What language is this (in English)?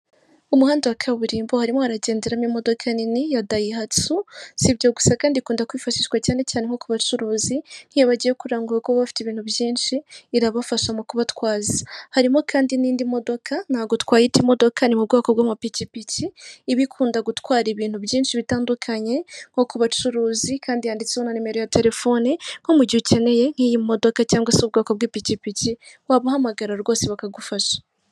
Kinyarwanda